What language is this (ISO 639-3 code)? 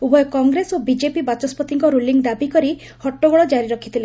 ori